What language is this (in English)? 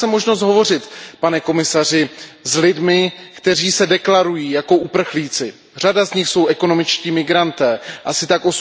Czech